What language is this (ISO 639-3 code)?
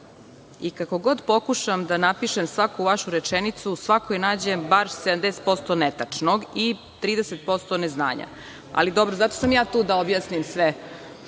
srp